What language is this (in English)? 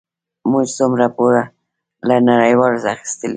Pashto